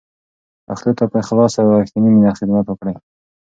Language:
Pashto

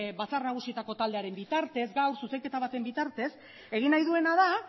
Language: Basque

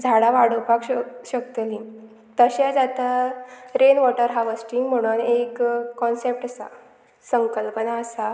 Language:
Konkani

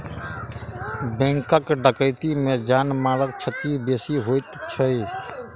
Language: Maithili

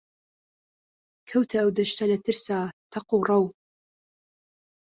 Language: Central Kurdish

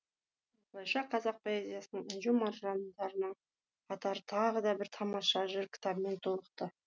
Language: Kazakh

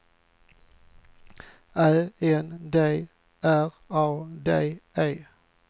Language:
Swedish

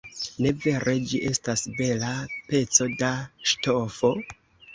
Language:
Esperanto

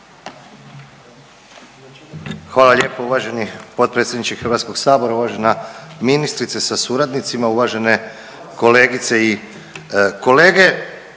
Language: Croatian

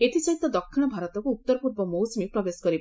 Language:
Odia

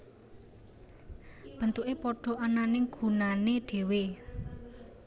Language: Javanese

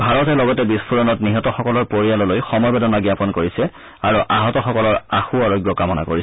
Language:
Assamese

